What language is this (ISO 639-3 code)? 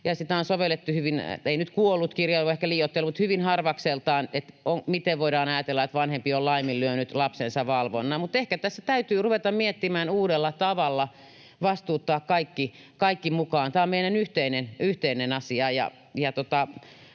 fin